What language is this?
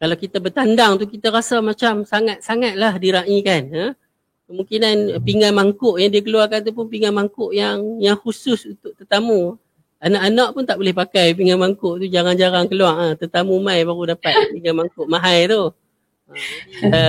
Malay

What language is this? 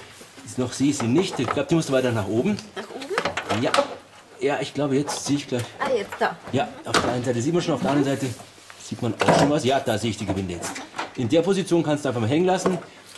German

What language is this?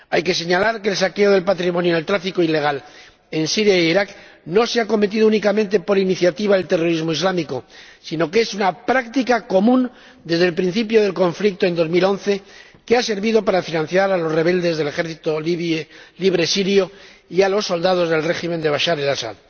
Spanish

